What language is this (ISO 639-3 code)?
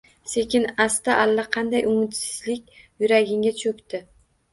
uzb